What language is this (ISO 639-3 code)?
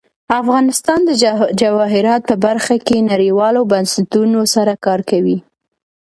pus